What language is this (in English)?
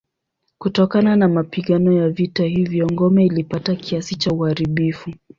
Swahili